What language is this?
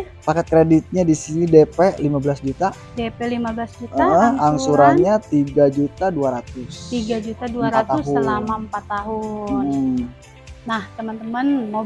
Indonesian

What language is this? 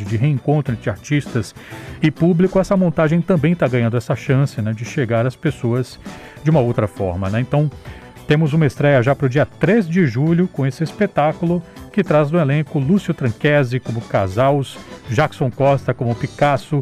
Portuguese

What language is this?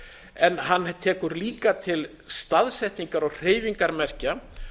Icelandic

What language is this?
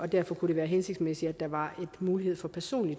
Danish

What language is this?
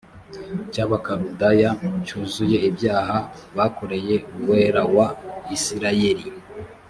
Kinyarwanda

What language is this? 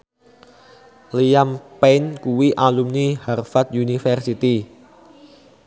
Javanese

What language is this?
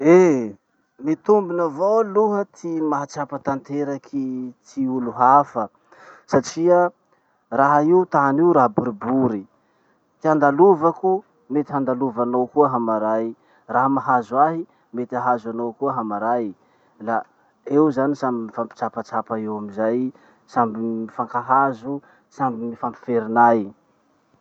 Masikoro Malagasy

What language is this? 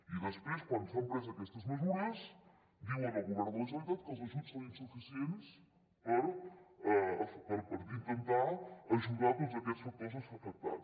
Catalan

